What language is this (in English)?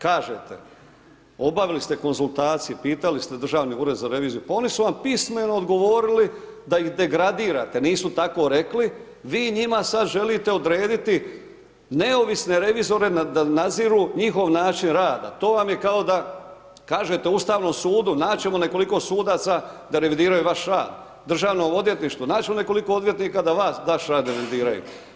Croatian